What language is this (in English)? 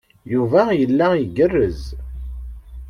Kabyle